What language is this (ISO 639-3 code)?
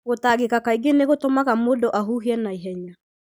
kik